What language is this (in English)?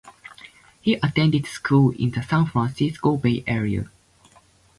English